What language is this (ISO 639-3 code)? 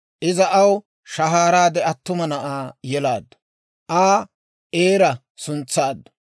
dwr